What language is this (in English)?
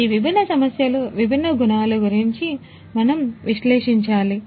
Telugu